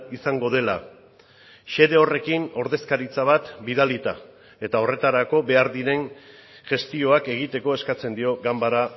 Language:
Basque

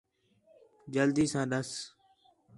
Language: Khetrani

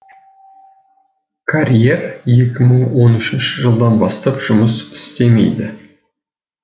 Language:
Kazakh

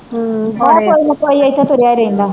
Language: Punjabi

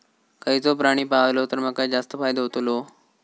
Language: Marathi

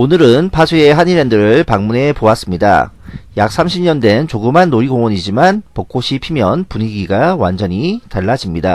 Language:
Korean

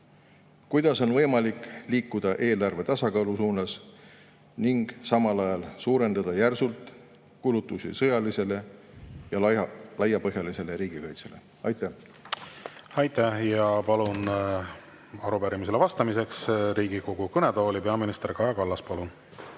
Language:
Estonian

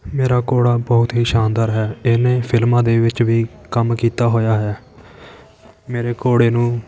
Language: Punjabi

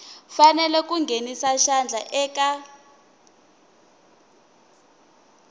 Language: Tsonga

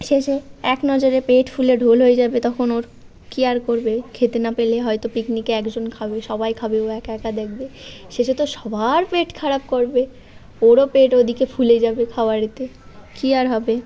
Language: Bangla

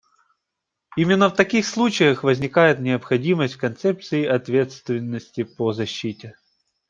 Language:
Russian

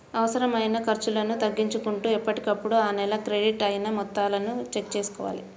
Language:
Telugu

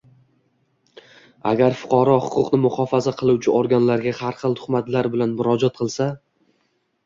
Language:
Uzbek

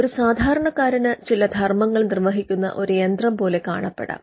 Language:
Malayalam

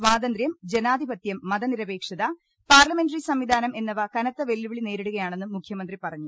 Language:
Malayalam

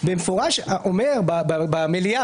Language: Hebrew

